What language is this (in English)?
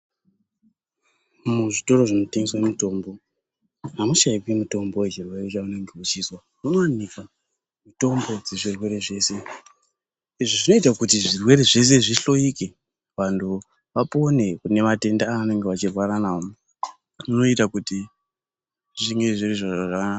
Ndau